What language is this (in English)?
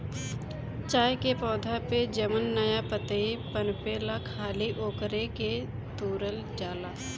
Bhojpuri